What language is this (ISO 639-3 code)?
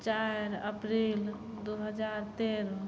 mai